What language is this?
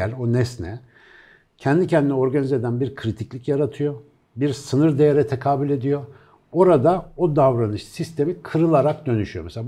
Turkish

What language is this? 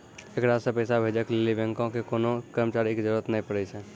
Maithili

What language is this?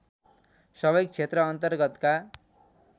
Nepali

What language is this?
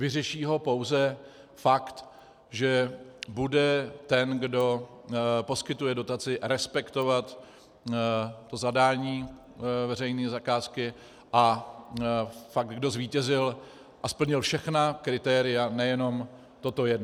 Czech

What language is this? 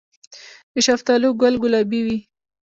Pashto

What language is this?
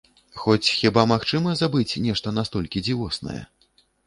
Belarusian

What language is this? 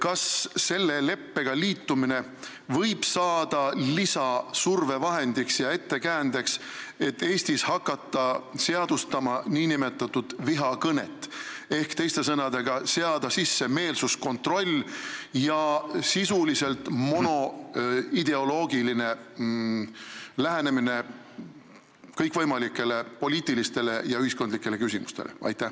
Estonian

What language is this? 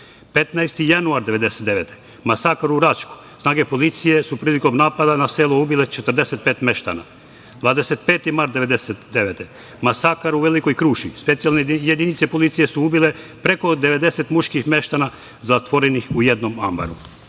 Serbian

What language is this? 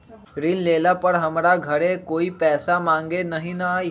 Magahi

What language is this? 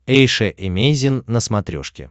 Russian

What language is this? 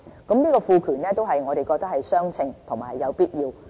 Cantonese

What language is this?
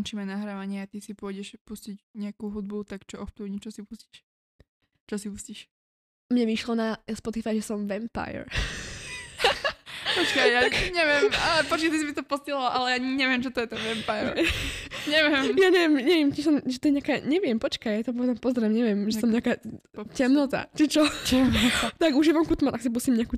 Slovak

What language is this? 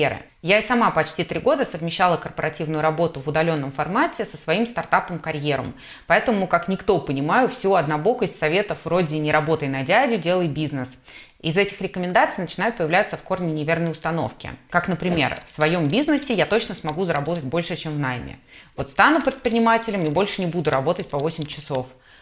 Russian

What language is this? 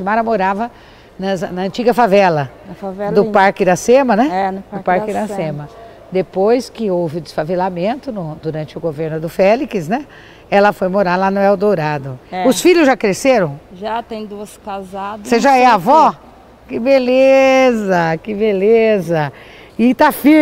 Portuguese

